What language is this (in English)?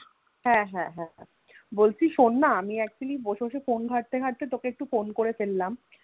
Bangla